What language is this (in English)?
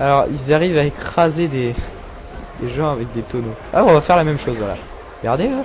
French